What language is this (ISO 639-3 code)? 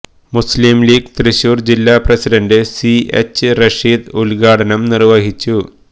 mal